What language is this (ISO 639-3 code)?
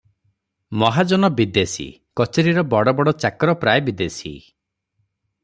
ori